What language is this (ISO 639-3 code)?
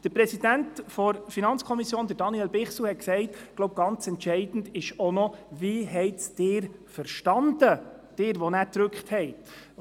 gsw